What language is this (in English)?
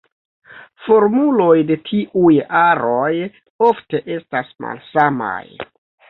Esperanto